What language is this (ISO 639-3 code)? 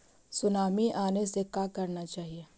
mag